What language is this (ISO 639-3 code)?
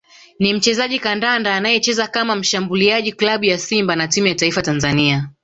swa